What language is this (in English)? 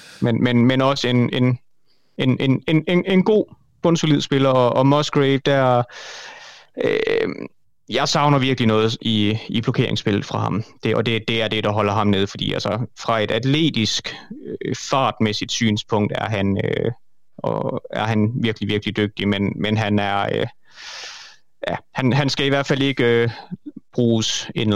Danish